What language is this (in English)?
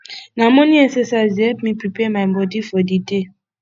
Nigerian Pidgin